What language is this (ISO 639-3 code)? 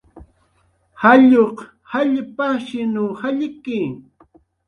jqr